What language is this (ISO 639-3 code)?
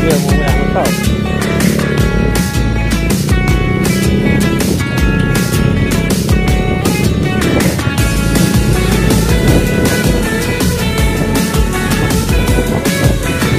tha